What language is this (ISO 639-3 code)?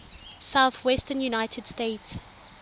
tsn